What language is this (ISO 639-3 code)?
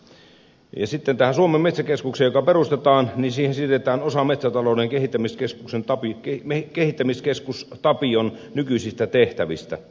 fin